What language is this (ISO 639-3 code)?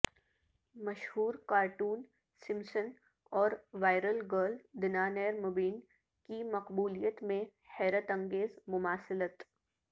urd